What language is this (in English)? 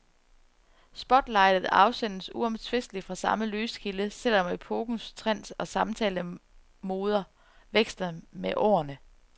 Danish